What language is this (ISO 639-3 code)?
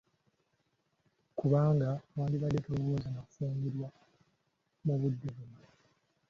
lug